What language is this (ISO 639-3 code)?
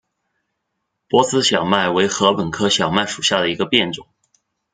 zho